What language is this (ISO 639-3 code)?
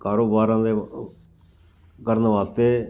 pan